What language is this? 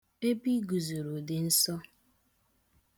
Igbo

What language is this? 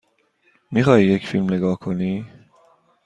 Persian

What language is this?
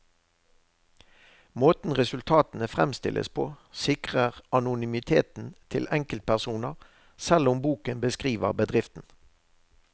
Norwegian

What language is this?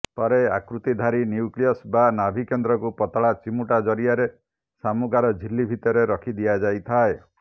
Odia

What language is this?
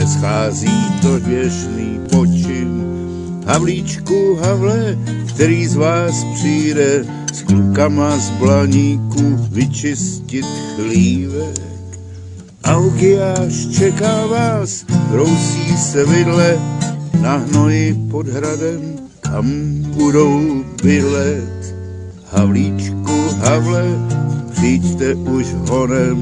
Czech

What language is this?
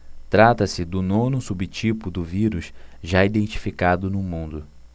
Portuguese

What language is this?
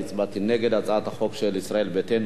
Hebrew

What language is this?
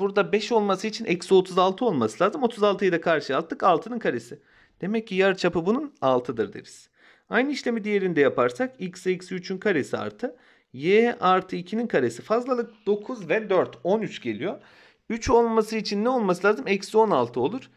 Turkish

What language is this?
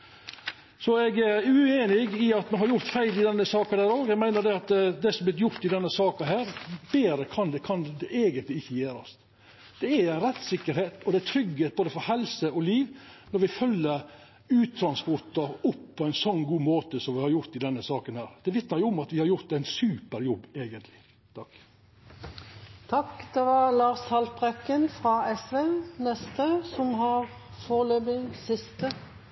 Norwegian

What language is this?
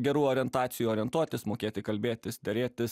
Lithuanian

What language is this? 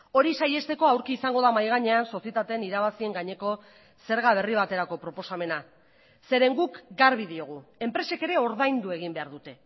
Basque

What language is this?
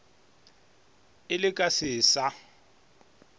Northern Sotho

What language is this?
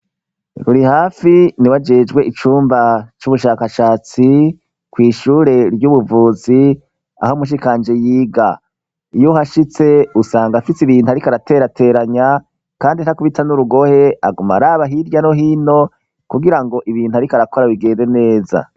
Rundi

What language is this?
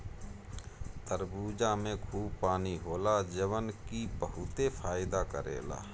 Bhojpuri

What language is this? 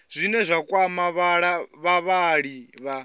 Venda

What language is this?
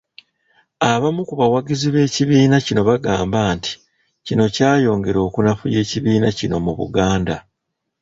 Ganda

